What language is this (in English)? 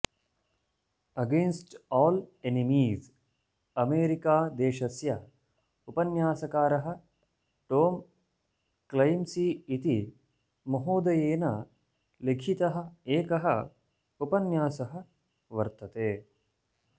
Sanskrit